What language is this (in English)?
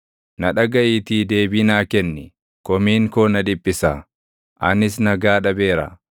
Oromo